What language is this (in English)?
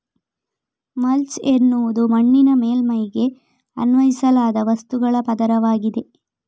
Kannada